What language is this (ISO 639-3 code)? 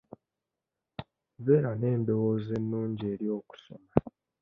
lug